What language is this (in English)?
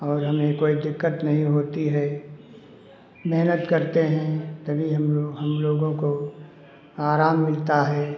Hindi